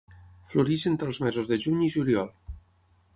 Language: Catalan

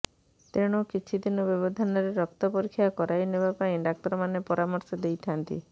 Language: Odia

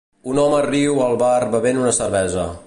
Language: Catalan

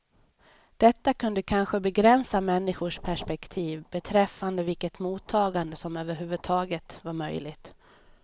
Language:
Swedish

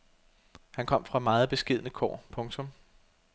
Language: Danish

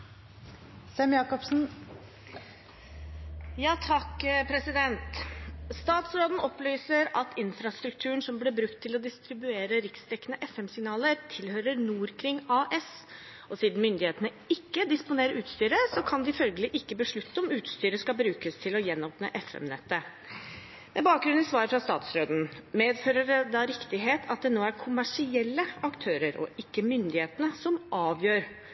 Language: Norwegian Bokmål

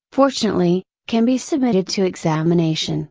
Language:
English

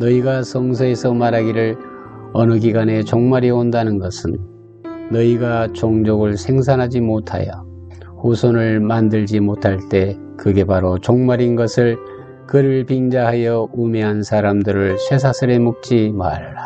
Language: Korean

